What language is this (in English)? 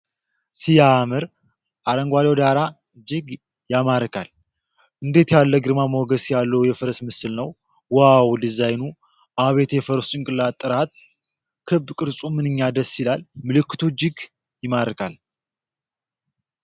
Amharic